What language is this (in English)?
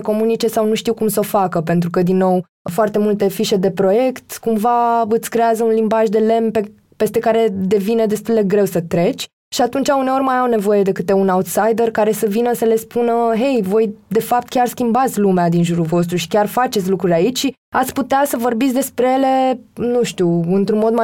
Romanian